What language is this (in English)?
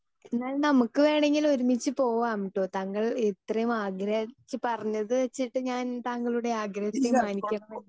Malayalam